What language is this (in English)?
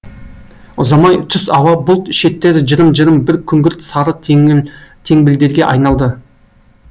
Kazakh